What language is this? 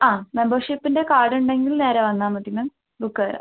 Malayalam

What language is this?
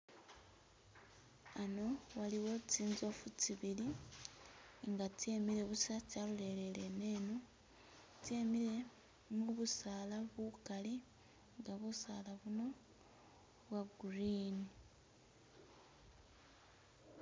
Masaaba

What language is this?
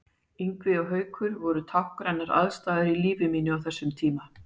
Icelandic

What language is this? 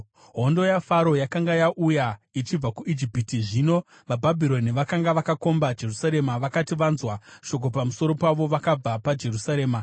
Shona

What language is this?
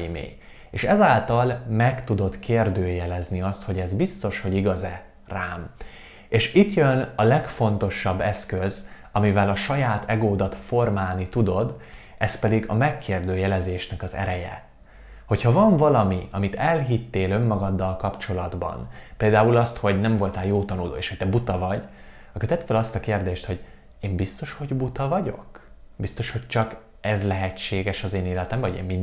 Hungarian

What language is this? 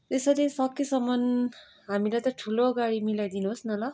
Nepali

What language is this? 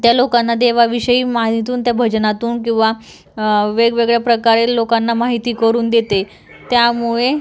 Marathi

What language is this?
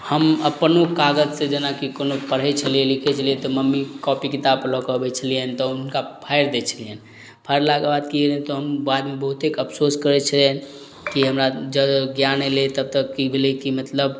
Maithili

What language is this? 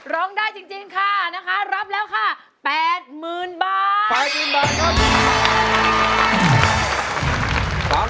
Thai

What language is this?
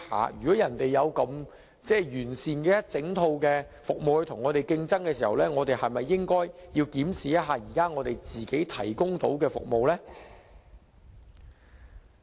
Cantonese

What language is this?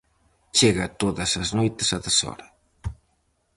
Galician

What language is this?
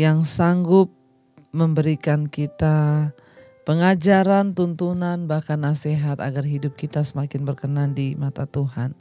Indonesian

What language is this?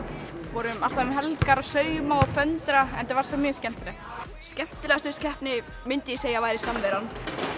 Icelandic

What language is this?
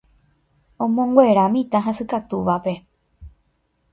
Guarani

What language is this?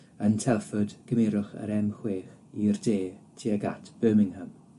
Welsh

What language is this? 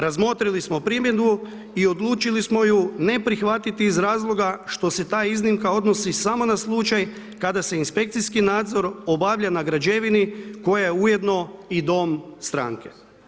Croatian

